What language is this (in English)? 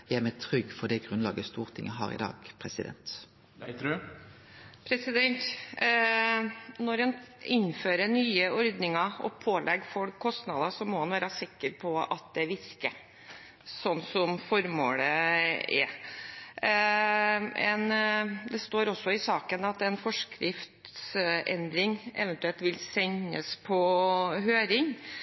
Norwegian